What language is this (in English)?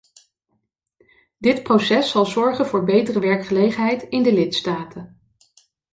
Dutch